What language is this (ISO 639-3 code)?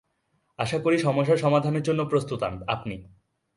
ben